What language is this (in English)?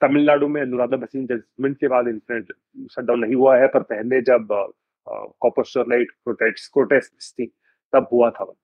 Hindi